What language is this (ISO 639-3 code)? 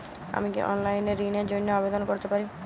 ben